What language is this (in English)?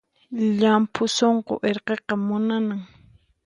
Puno Quechua